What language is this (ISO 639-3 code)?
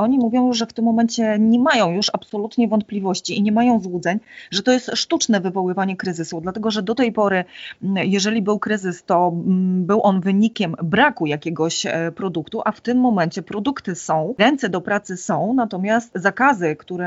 pol